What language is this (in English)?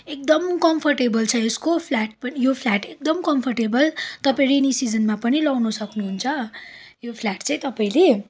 Nepali